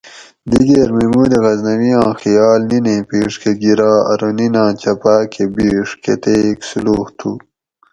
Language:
Gawri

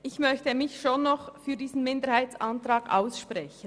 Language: Swiss German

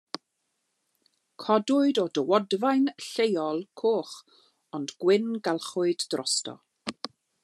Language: Welsh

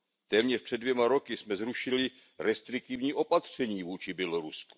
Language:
Czech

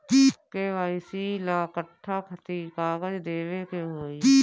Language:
Bhojpuri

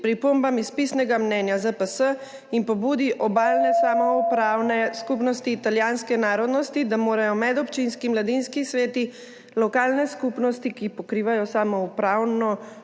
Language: Slovenian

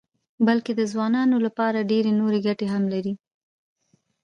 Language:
Pashto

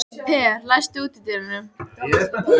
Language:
Icelandic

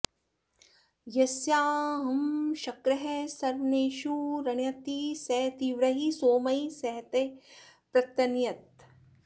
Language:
Sanskrit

